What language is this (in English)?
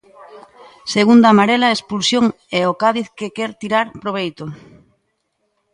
Galician